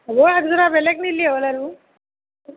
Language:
Assamese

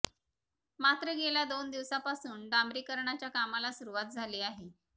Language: Marathi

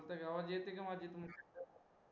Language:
Marathi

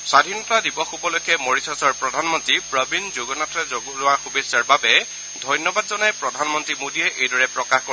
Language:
Assamese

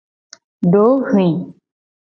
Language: Gen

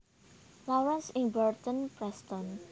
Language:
Javanese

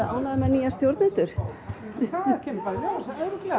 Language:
Icelandic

